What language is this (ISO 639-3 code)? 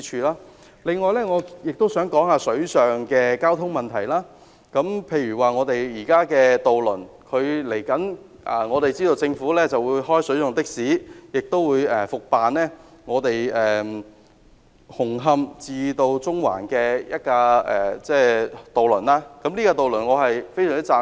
yue